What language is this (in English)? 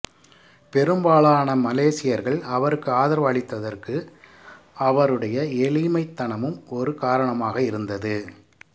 Tamil